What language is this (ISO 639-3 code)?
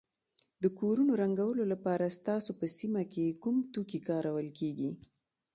pus